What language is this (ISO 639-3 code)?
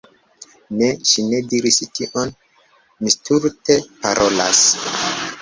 epo